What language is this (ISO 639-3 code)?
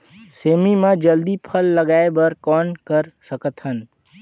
hne